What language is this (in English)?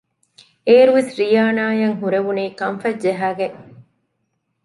Divehi